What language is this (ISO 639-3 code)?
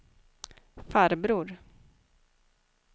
swe